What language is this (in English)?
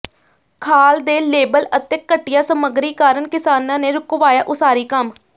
Punjabi